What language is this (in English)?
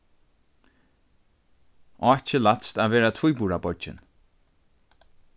Faroese